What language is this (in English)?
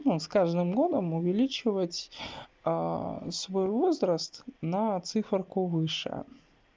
Russian